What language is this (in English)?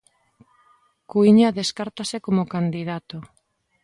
Galician